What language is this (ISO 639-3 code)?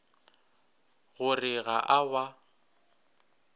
nso